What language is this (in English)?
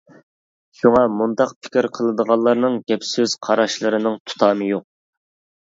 Uyghur